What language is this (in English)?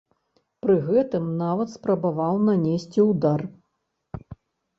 Belarusian